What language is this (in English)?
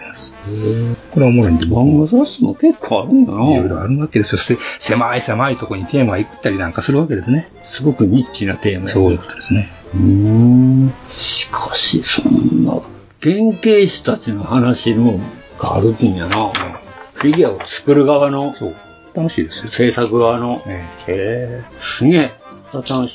Japanese